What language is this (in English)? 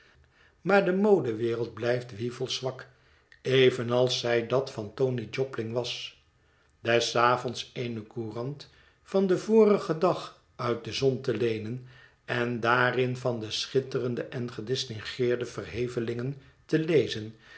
Dutch